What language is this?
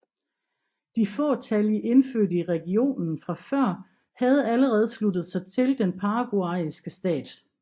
Danish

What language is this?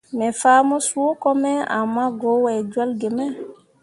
Mundang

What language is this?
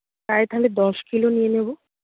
Bangla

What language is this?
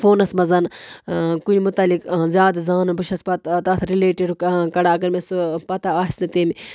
Kashmiri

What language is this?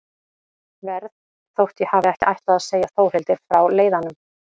Icelandic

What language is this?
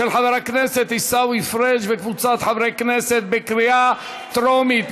Hebrew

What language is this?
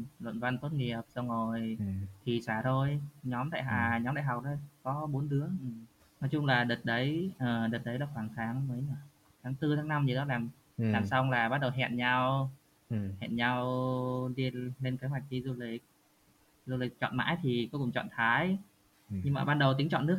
Vietnamese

